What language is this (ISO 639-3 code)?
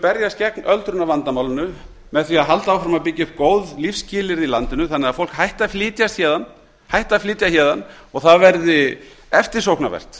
isl